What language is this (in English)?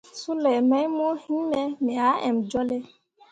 Mundang